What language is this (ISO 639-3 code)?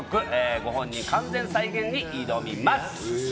jpn